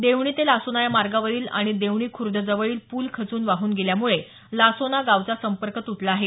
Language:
Marathi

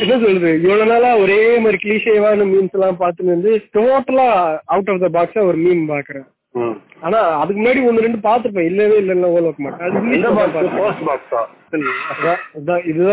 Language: Tamil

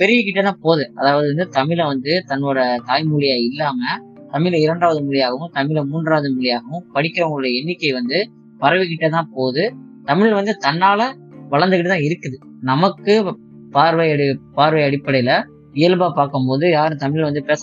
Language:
Tamil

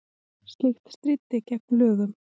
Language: Icelandic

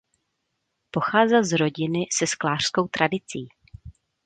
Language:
Czech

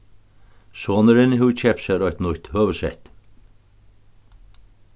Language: Faroese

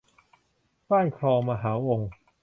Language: Thai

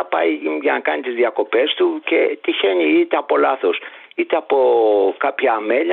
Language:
Greek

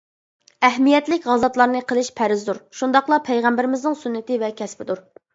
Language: Uyghur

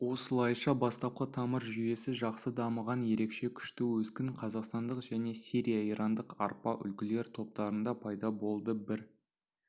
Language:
Kazakh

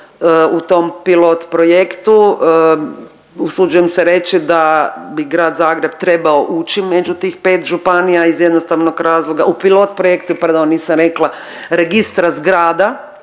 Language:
Croatian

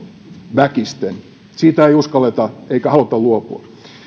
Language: Finnish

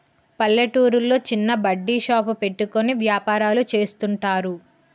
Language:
Telugu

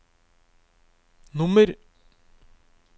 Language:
Norwegian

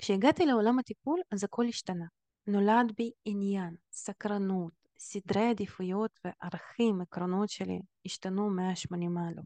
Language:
Hebrew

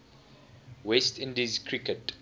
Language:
English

